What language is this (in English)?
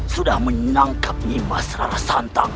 Indonesian